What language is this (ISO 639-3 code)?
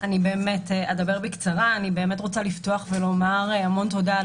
heb